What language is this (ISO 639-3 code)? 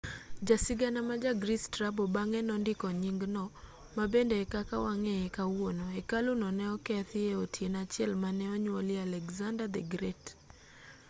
luo